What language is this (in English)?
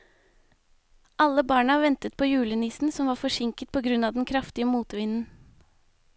Norwegian